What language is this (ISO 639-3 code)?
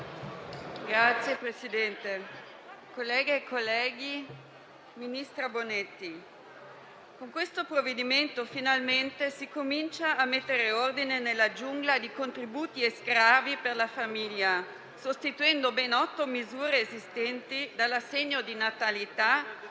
ita